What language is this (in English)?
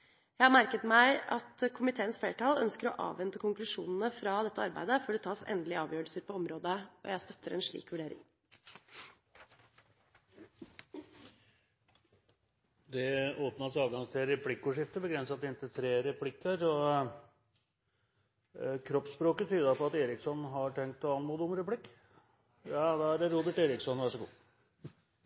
Norwegian